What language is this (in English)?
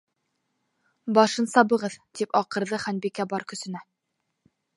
Bashkir